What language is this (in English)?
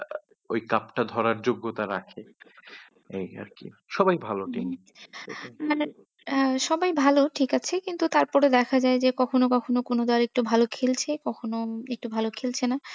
Bangla